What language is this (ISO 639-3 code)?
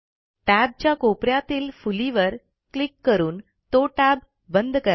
mar